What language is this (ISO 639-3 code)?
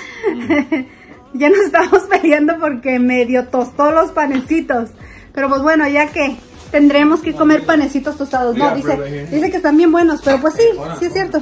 spa